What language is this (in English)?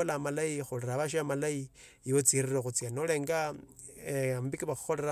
Tsotso